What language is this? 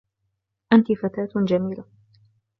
Arabic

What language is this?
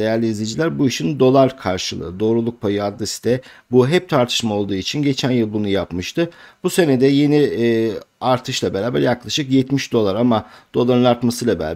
Turkish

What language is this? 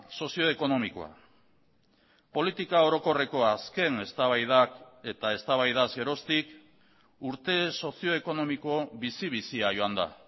Basque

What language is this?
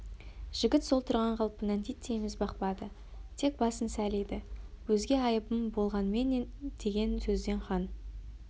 Kazakh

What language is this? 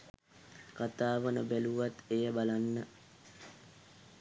Sinhala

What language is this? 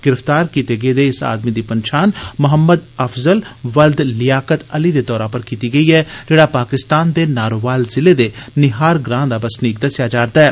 Dogri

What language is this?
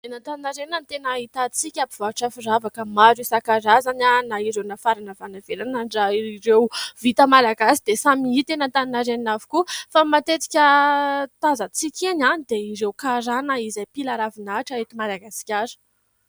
Malagasy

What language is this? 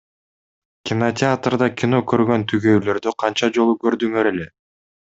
Kyrgyz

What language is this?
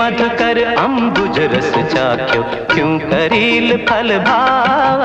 Hindi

